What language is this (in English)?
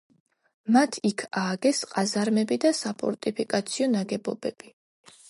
Georgian